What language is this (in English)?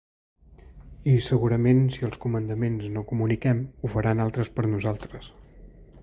Catalan